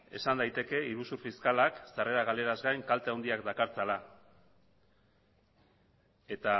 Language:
Basque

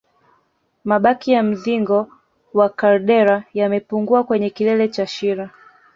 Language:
Swahili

